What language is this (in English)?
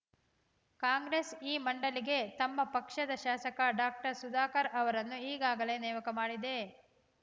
Kannada